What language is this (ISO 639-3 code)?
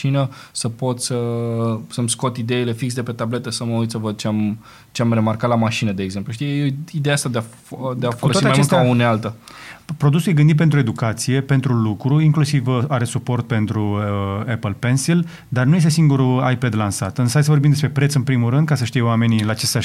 ron